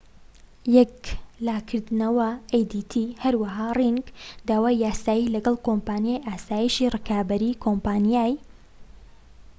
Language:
Central Kurdish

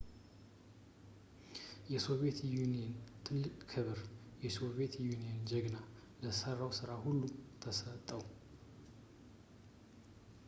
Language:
Amharic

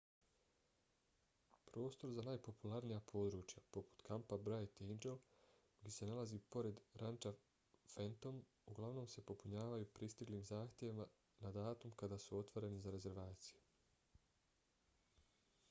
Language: Bosnian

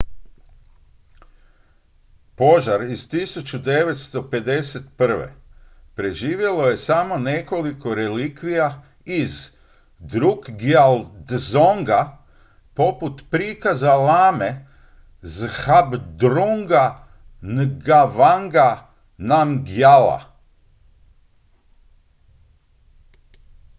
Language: Croatian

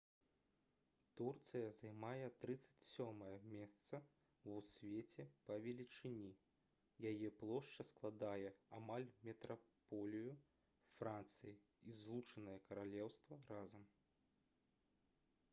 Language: Belarusian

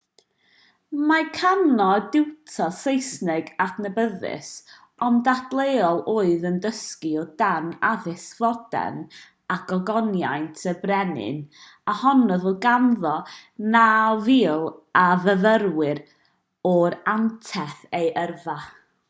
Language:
Welsh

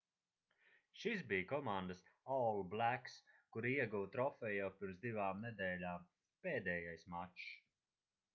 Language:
Latvian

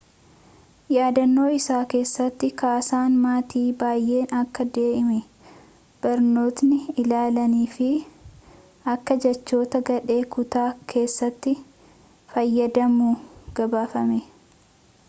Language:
Oromo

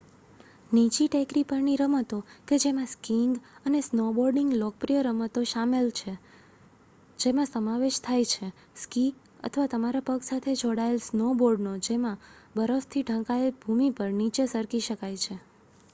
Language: Gujarati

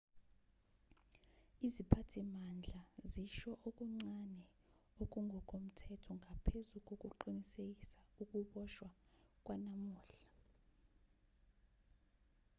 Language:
Zulu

